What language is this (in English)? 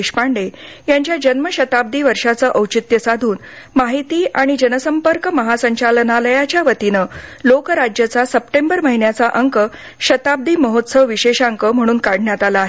Marathi